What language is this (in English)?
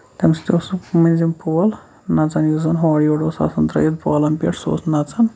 Kashmiri